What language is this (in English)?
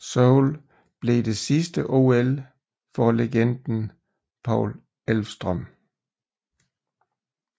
Danish